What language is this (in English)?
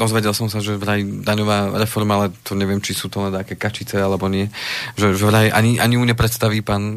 Slovak